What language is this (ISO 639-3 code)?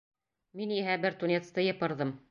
bak